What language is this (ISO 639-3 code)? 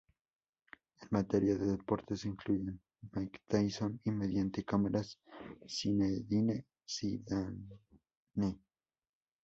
spa